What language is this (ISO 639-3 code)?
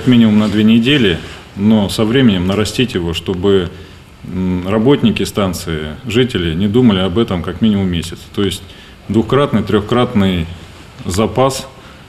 rus